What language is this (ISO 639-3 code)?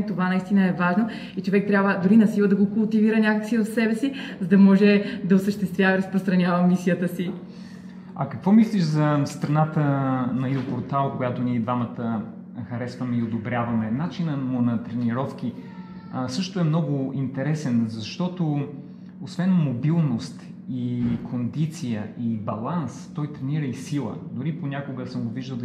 bul